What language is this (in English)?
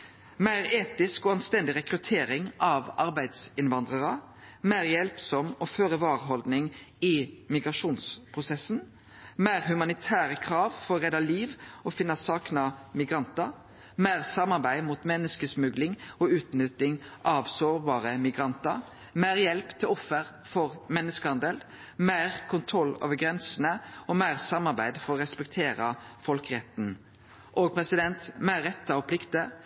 Norwegian Nynorsk